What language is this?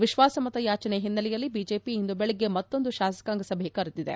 Kannada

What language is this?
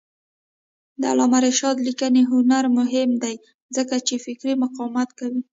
Pashto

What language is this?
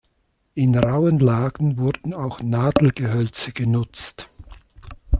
German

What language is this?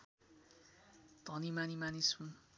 Nepali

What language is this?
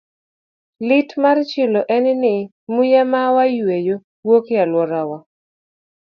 Luo (Kenya and Tanzania)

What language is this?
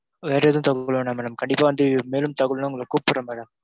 Tamil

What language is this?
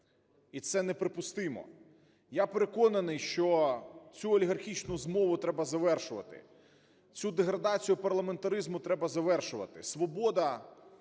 Ukrainian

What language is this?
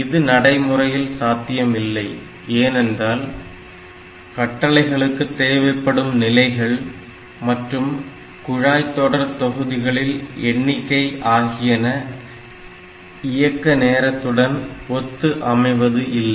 Tamil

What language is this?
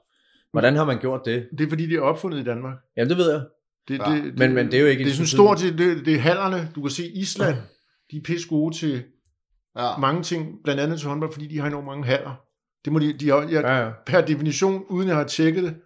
Danish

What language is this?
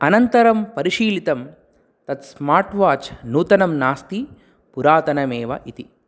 Sanskrit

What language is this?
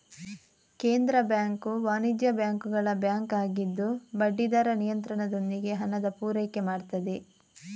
Kannada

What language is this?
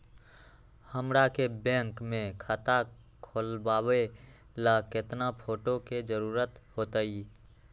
Magahi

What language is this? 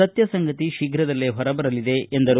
Kannada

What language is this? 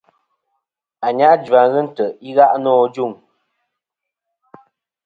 Kom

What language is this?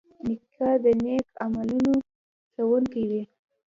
Pashto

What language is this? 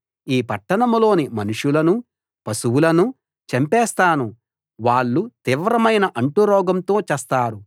Telugu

